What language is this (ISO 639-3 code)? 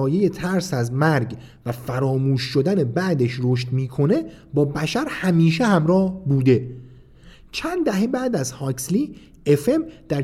fas